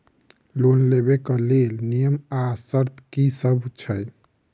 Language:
Maithili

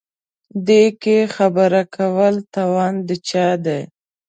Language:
Pashto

